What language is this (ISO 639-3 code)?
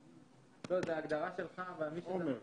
heb